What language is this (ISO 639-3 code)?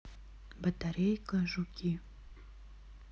rus